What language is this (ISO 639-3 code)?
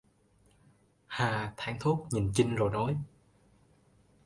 vie